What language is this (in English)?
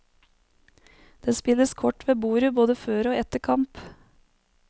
Norwegian